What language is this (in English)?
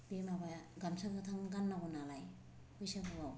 Bodo